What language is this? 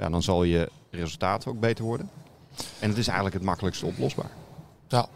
Dutch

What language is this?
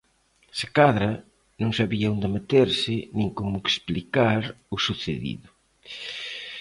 Galician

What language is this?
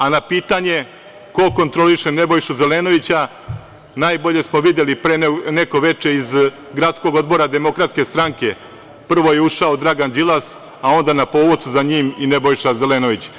Serbian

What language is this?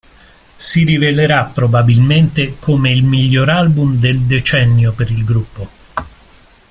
Italian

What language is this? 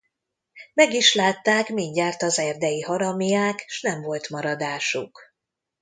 Hungarian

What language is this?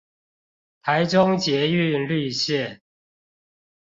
Chinese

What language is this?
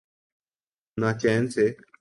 Urdu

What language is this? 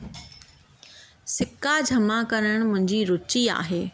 Sindhi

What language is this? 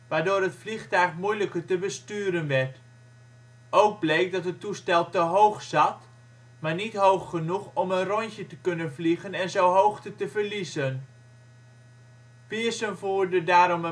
Dutch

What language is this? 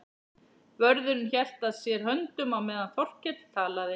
Icelandic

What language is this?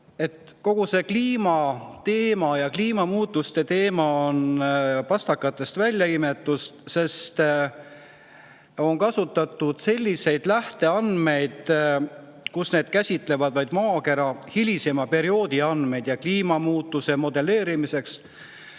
Estonian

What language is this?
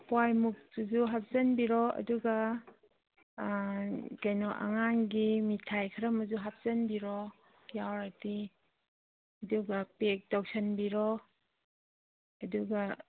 Manipuri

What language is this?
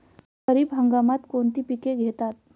Marathi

